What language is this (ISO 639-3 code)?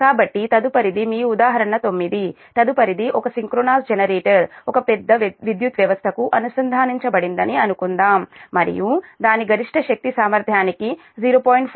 tel